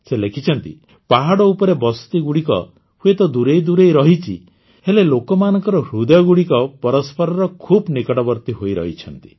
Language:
Odia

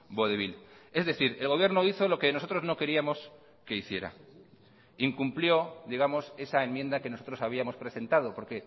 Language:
Spanish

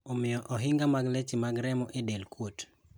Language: Luo (Kenya and Tanzania)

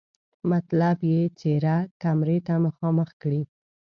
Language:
Pashto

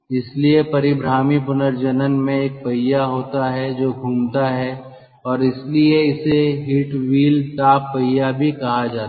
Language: Hindi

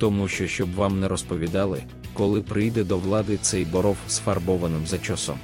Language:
Ukrainian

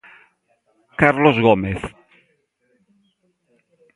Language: Galician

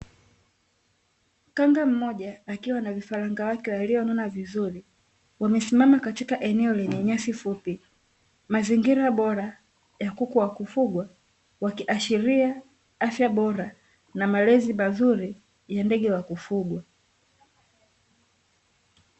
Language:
Swahili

